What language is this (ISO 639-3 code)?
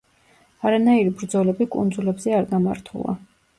kat